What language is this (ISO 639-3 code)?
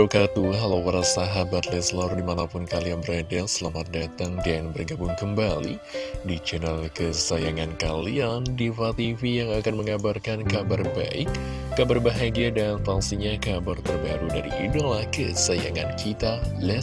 ind